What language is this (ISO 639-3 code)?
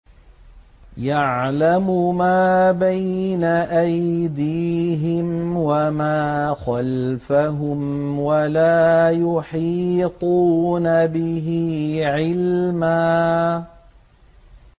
ara